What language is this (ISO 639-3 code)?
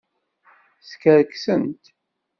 kab